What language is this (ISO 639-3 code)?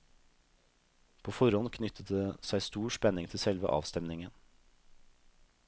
nor